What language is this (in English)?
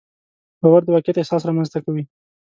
Pashto